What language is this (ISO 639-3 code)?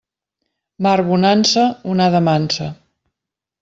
cat